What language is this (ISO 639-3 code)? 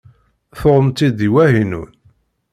kab